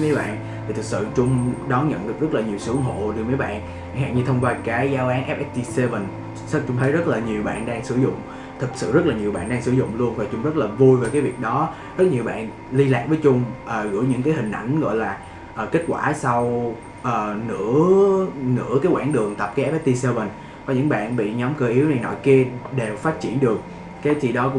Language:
Vietnamese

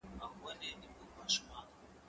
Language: Pashto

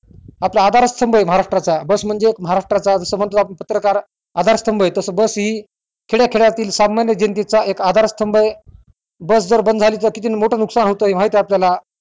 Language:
Marathi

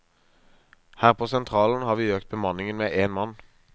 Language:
Norwegian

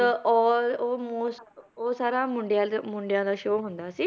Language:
Punjabi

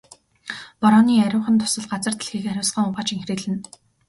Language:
Mongolian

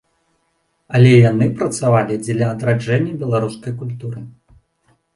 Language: Belarusian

